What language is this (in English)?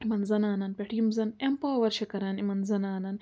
Kashmiri